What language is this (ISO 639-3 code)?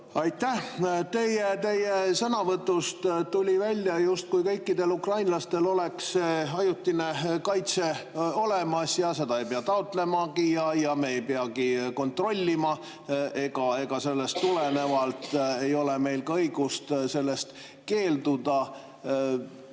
est